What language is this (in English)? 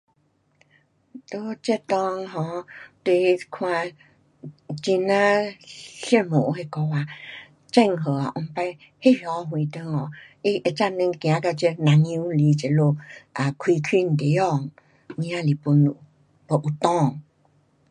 Pu-Xian Chinese